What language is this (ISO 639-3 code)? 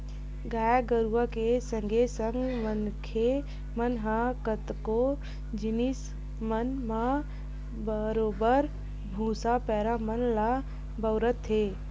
hne